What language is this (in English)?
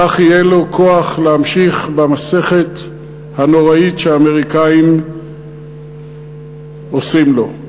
Hebrew